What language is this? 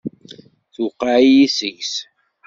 Kabyle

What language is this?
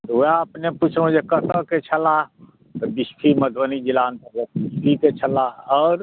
Maithili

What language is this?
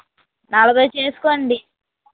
Telugu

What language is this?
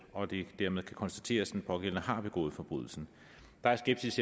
Danish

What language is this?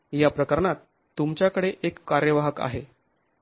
Marathi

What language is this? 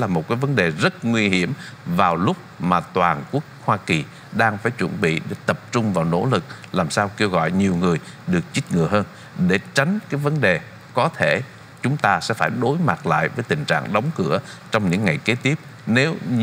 Vietnamese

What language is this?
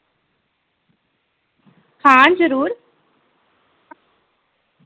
Dogri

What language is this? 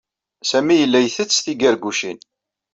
Kabyle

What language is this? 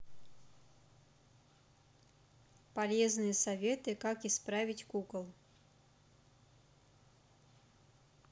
Russian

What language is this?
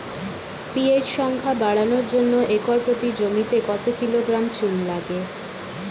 Bangla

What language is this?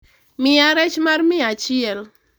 Luo (Kenya and Tanzania)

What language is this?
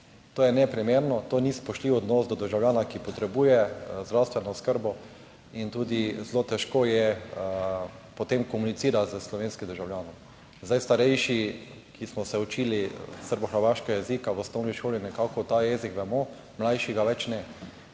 Slovenian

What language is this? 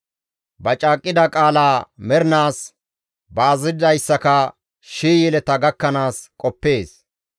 Gamo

